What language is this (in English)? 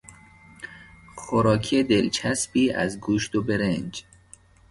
Persian